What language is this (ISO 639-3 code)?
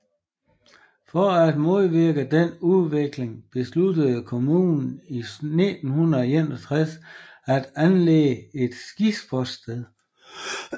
dan